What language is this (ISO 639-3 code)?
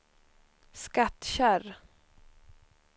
swe